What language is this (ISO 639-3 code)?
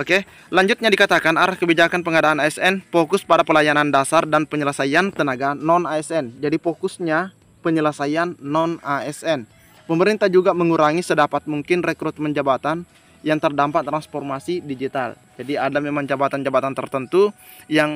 ind